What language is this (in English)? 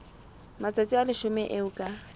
Southern Sotho